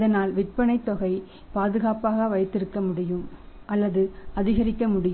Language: Tamil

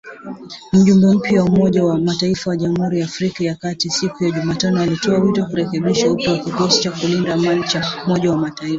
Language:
Swahili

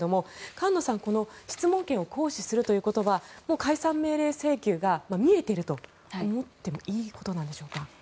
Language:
Japanese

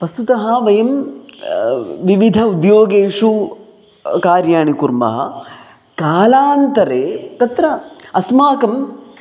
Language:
Sanskrit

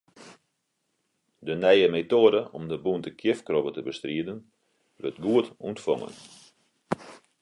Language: Western Frisian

